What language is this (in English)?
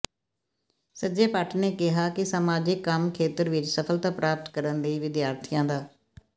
Punjabi